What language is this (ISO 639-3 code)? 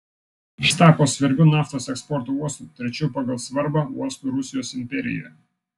lit